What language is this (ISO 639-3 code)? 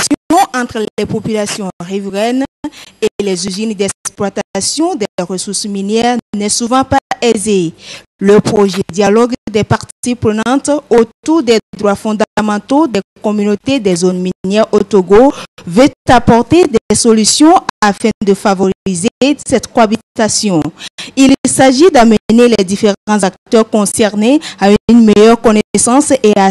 fra